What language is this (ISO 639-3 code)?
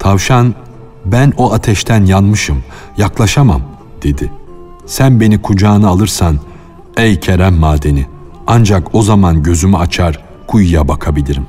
tur